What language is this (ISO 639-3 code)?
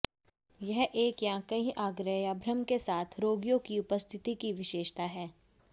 hin